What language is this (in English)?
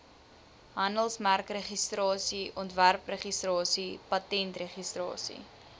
Afrikaans